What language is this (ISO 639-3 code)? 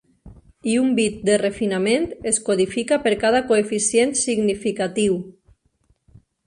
cat